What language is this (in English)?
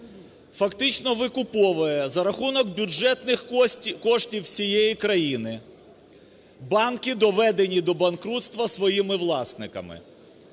Ukrainian